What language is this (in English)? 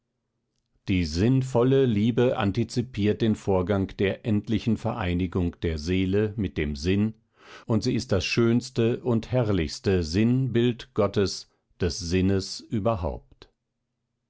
German